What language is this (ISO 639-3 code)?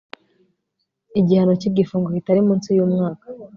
kin